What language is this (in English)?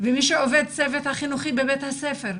Hebrew